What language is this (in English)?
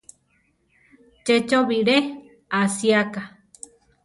Central Tarahumara